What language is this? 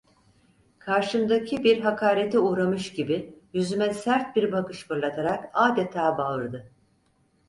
Turkish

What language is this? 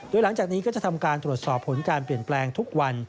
Thai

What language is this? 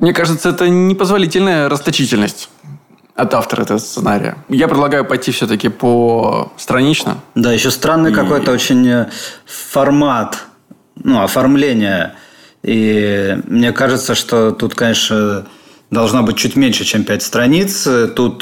Russian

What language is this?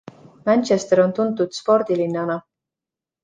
Estonian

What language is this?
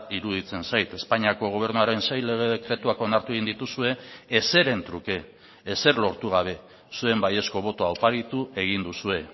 Basque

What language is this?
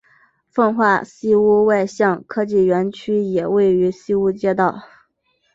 Chinese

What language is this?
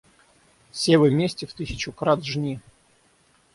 Russian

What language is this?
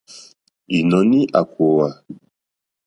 Mokpwe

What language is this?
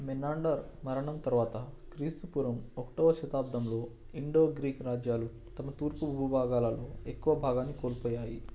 Telugu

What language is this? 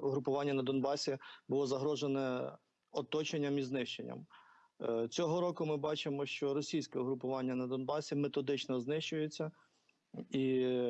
Ukrainian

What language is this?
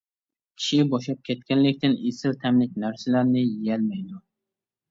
Uyghur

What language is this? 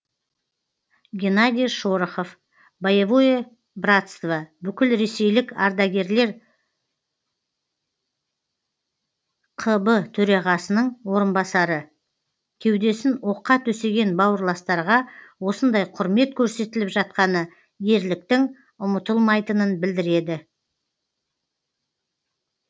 Kazakh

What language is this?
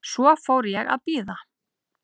Icelandic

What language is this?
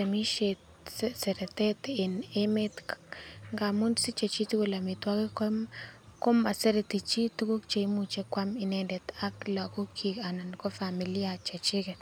Kalenjin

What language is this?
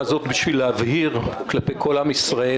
Hebrew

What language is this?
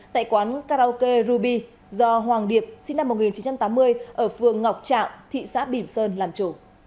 Vietnamese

